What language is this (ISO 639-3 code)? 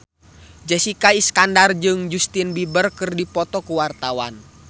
sun